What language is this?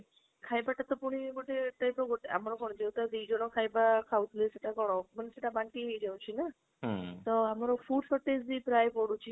Odia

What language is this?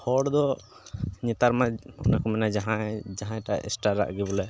Santali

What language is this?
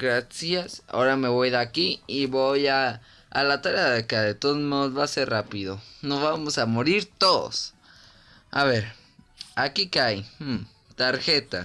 Spanish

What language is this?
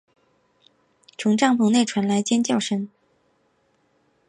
Chinese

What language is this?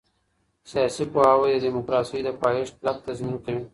Pashto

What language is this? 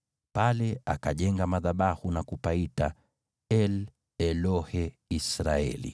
Swahili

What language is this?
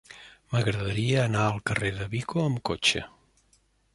Catalan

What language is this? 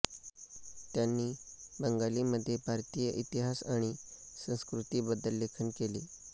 Marathi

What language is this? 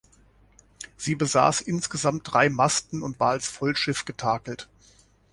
German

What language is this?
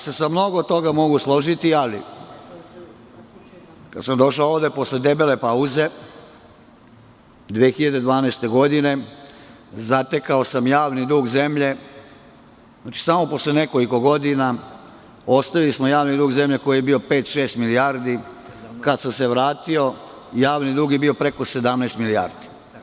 Serbian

